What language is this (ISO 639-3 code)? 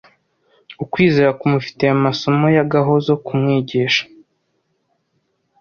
kin